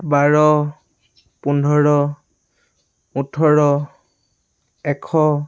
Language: Assamese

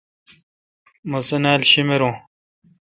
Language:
Kalkoti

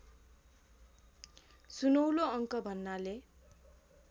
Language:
Nepali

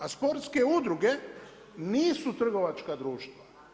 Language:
Croatian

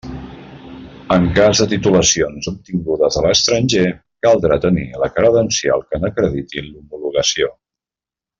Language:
Catalan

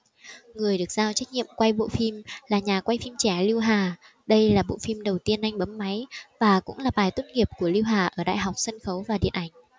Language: Vietnamese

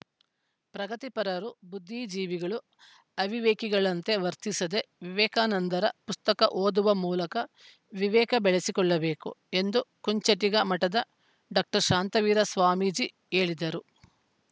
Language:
Kannada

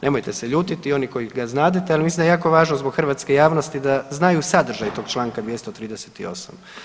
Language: Croatian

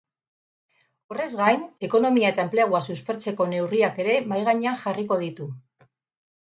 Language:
Basque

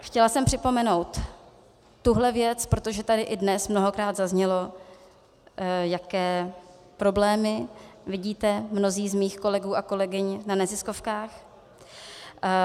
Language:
Czech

